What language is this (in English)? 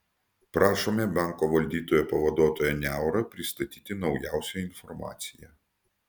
Lithuanian